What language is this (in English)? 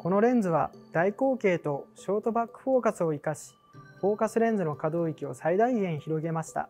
Japanese